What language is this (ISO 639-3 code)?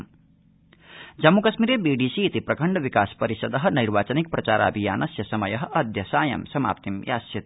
san